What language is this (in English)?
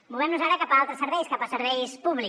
Catalan